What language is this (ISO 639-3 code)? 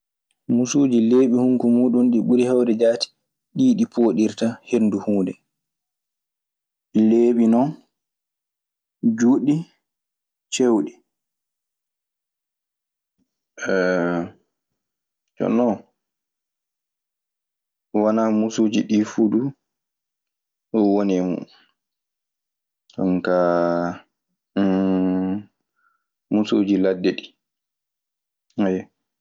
ffm